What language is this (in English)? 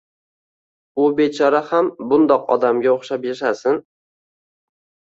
Uzbek